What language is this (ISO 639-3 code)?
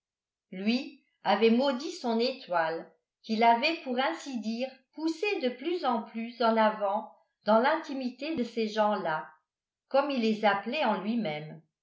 fra